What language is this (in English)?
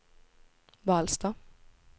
Swedish